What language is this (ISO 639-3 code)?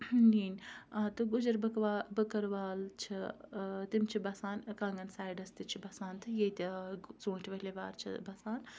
kas